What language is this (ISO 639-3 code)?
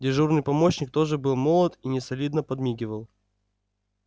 rus